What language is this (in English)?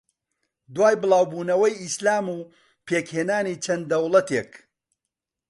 Central Kurdish